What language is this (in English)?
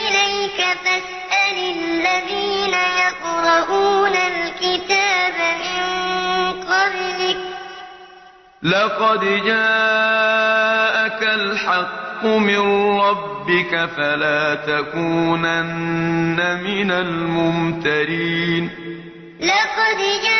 Arabic